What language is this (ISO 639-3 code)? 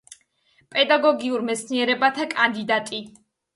kat